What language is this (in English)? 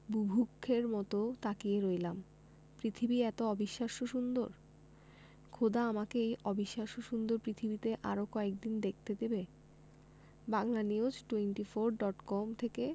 Bangla